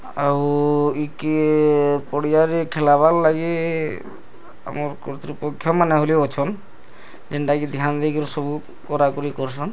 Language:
Odia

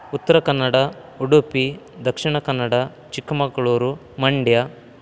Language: Sanskrit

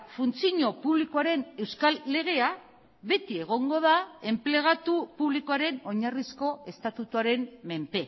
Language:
Basque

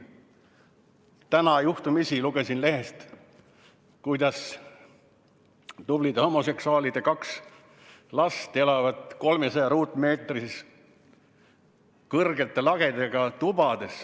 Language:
Estonian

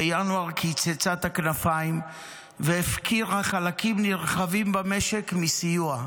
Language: Hebrew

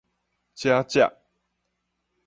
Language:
Min Nan Chinese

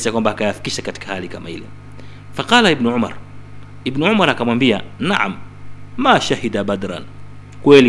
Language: Swahili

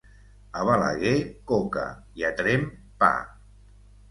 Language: Catalan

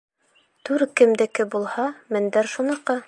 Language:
Bashkir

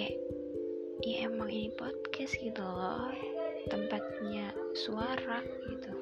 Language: Indonesian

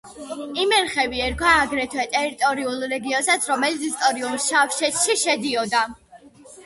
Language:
Georgian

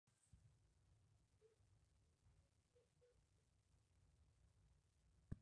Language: Masai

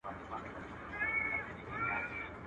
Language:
Pashto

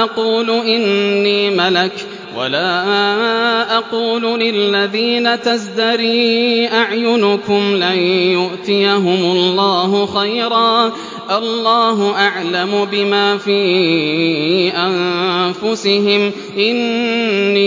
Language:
Arabic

